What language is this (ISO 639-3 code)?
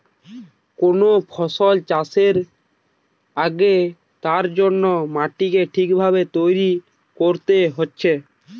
ben